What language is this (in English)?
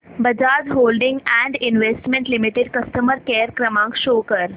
Marathi